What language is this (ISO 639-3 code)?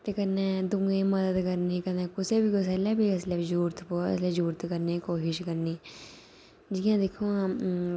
doi